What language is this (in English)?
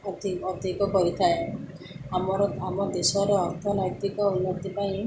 Odia